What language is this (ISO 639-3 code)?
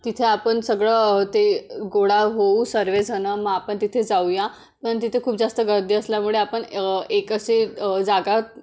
mar